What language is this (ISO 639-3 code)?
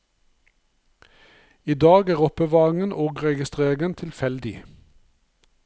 nor